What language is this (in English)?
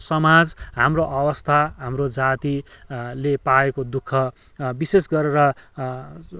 Nepali